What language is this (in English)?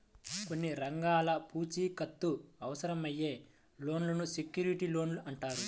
Telugu